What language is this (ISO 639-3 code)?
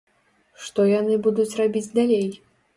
bel